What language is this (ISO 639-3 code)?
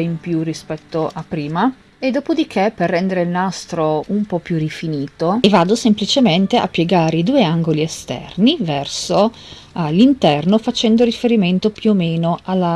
ita